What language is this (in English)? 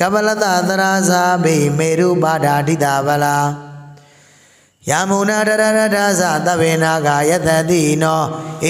Vietnamese